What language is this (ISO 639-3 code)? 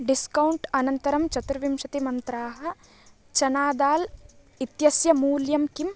san